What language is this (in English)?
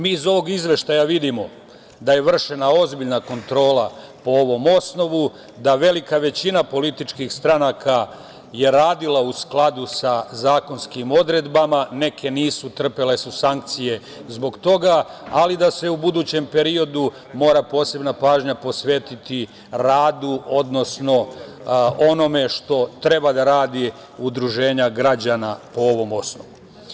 Serbian